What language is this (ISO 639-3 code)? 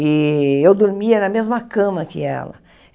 por